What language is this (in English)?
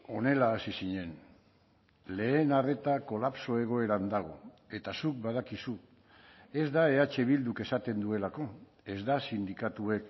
Basque